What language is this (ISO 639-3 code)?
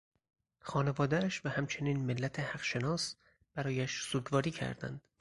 fas